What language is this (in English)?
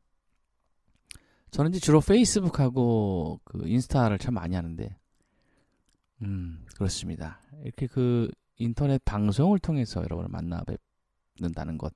Korean